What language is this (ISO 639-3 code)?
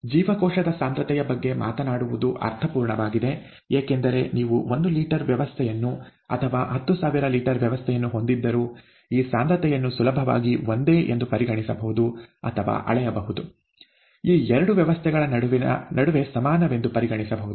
kan